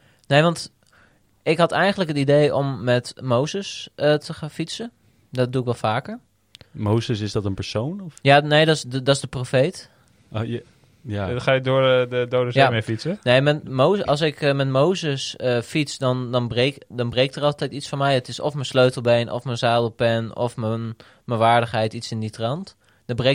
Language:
Dutch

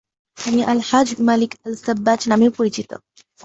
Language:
Bangla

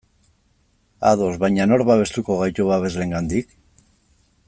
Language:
Basque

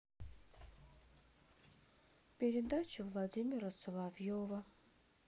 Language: Russian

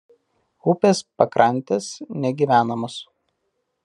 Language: Lithuanian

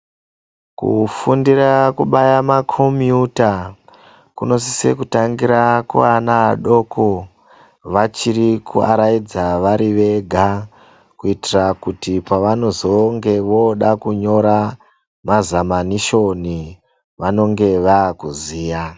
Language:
Ndau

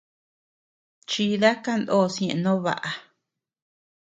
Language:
Tepeuxila Cuicatec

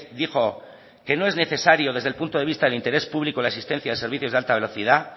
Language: Spanish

